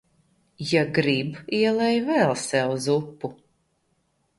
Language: Latvian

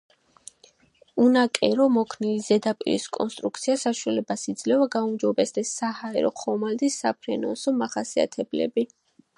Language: Georgian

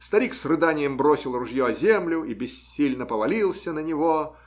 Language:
Russian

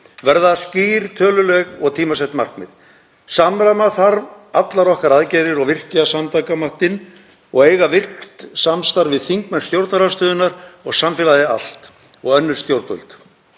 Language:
Icelandic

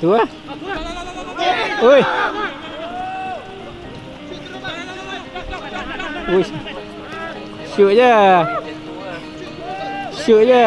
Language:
Malay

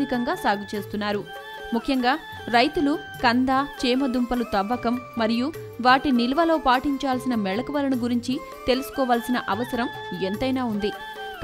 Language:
Telugu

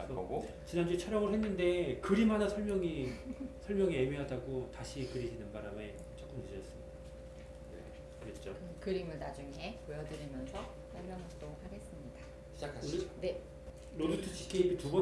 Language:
Korean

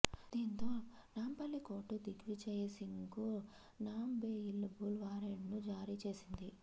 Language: Telugu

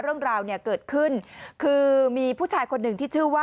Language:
Thai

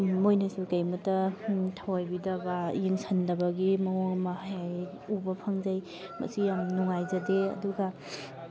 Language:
Manipuri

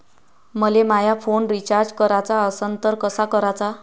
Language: Marathi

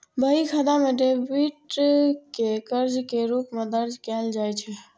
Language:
Maithili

